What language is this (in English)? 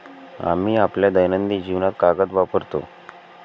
Marathi